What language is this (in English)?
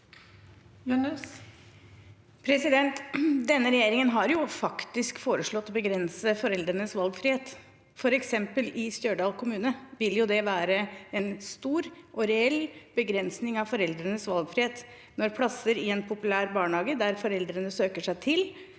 Norwegian